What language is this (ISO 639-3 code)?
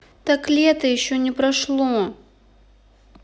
rus